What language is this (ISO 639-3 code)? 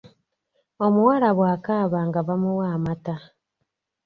lug